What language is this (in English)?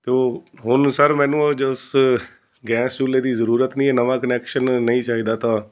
Punjabi